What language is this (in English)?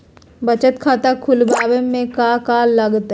Magahi